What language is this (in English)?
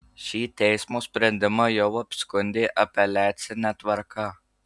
Lithuanian